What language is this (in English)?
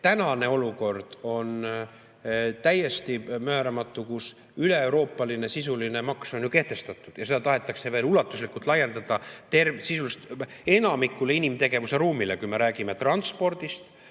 Estonian